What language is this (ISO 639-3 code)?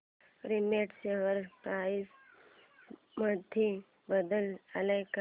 mar